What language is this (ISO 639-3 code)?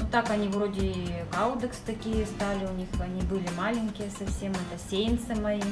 rus